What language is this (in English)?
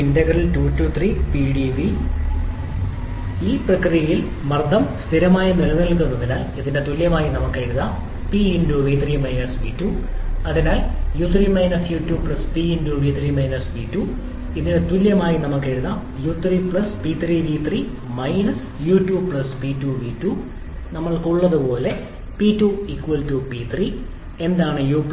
Malayalam